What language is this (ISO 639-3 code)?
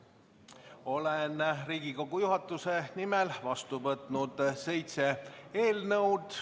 est